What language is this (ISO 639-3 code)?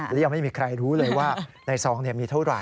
tha